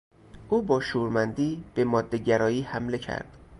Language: Persian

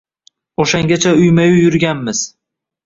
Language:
Uzbek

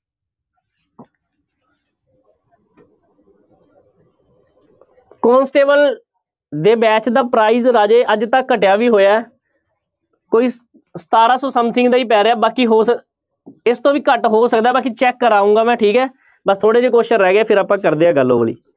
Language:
Punjabi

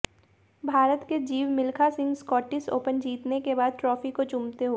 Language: Hindi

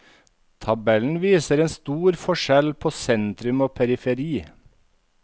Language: Norwegian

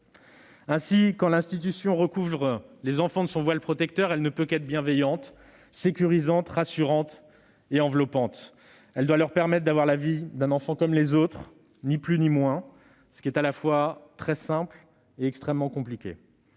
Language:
French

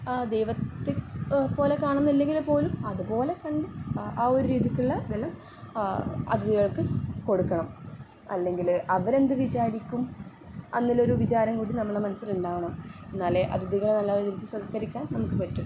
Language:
Malayalam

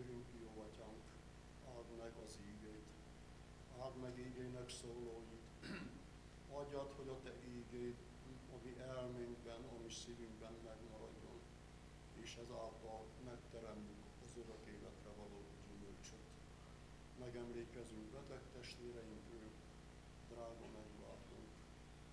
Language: Hungarian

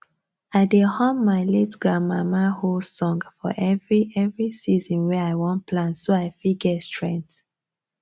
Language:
Nigerian Pidgin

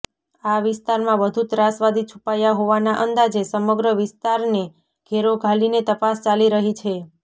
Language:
Gujarati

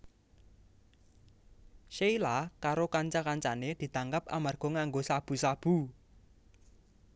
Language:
Javanese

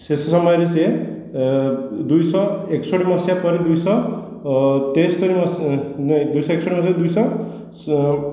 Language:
Odia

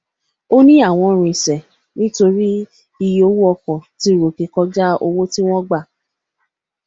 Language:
Yoruba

